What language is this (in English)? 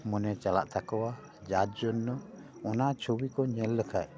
Santali